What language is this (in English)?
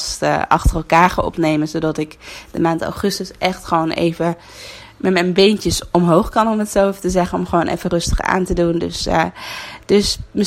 Dutch